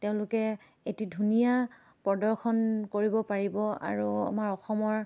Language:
Assamese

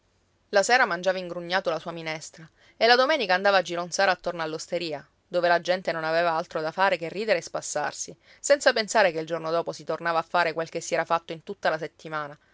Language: Italian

